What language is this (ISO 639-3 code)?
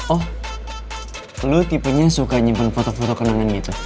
ind